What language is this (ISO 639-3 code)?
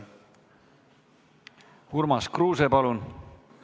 est